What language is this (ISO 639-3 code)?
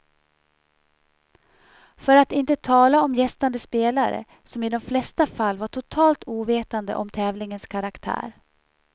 swe